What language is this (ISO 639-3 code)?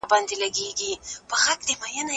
pus